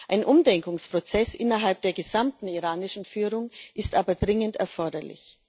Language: German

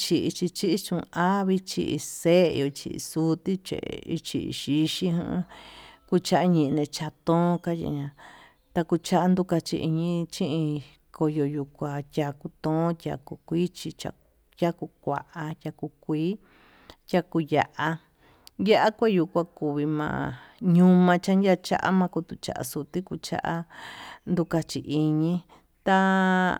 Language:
Tututepec Mixtec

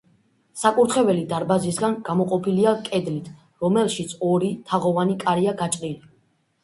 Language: Georgian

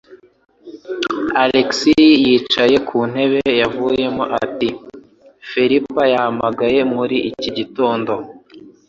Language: Kinyarwanda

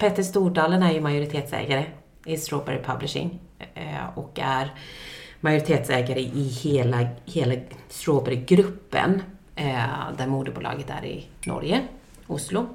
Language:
Swedish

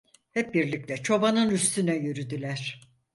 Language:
Turkish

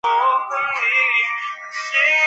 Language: Chinese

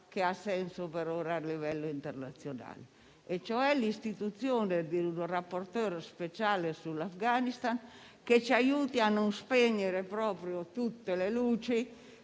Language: Italian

